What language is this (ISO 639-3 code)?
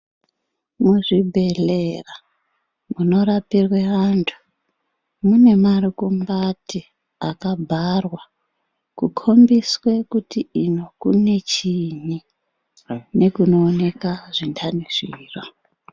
ndc